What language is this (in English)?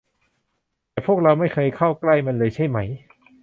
Thai